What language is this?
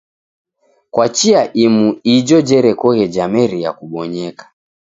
Taita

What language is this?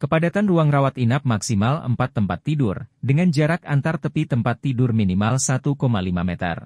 Indonesian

